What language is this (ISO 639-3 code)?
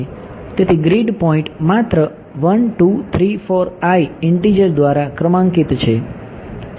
guj